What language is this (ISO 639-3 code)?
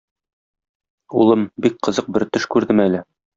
tat